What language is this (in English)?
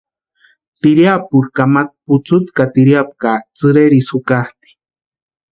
Western Highland Purepecha